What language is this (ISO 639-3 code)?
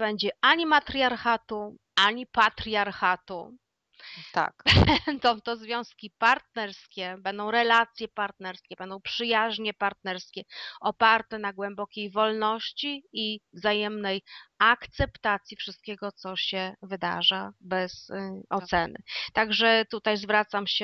pol